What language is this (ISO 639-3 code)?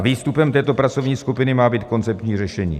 ces